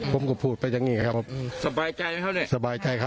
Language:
Thai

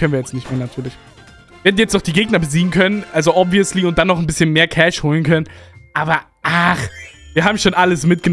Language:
German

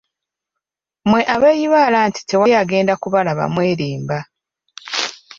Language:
Ganda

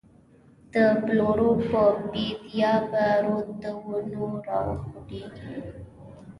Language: Pashto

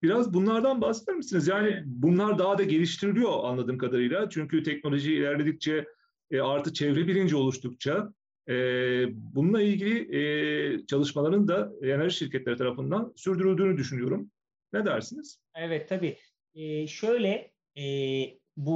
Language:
Turkish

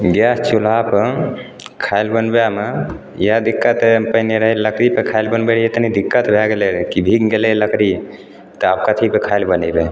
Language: Maithili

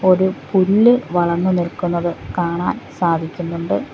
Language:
Malayalam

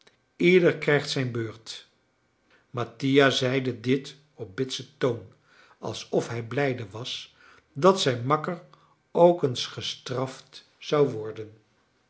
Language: Dutch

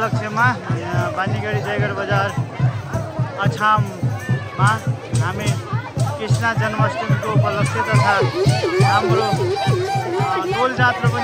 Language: Arabic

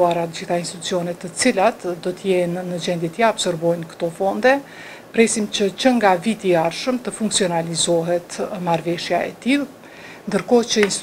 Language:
Romanian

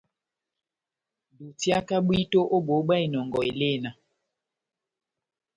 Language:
Batanga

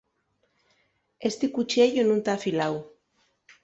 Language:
Asturian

